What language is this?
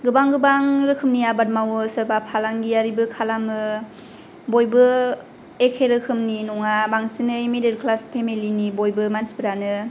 Bodo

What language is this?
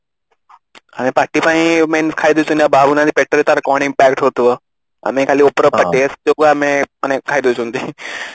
Odia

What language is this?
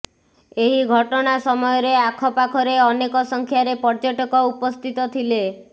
Odia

